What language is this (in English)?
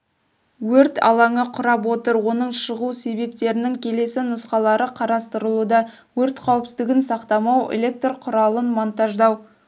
Kazakh